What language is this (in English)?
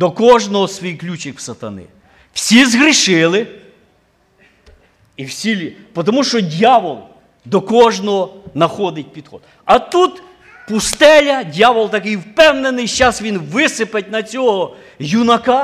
Ukrainian